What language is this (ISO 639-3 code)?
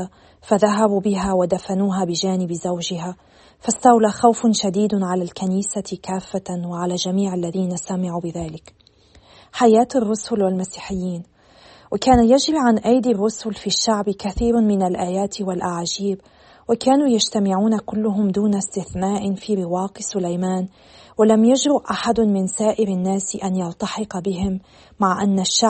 ara